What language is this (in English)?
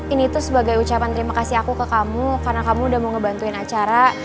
Indonesian